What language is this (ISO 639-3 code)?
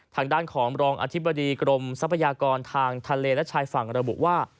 tha